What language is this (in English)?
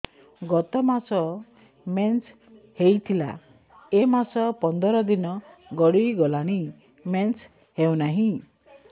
Odia